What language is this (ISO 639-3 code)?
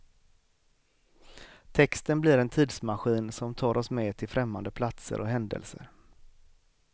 swe